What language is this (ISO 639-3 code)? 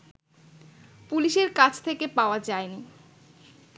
ben